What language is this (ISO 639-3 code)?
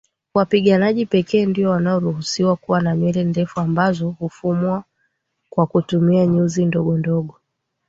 swa